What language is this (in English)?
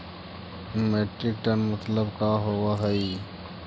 Magahi